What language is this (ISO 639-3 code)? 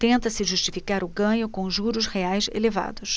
por